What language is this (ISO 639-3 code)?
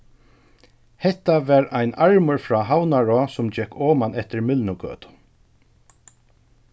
fao